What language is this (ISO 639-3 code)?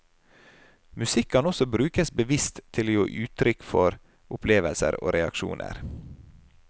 nor